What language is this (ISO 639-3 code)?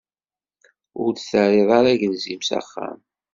kab